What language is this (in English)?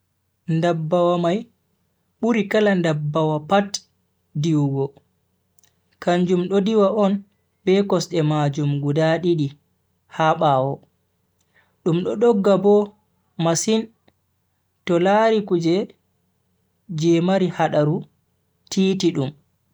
Bagirmi Fulfulde